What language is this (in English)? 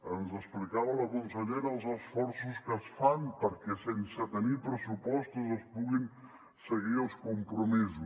Catalan